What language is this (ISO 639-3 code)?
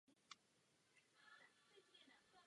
ces